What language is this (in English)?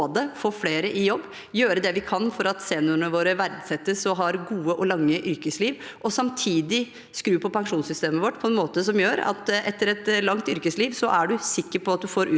Norwegian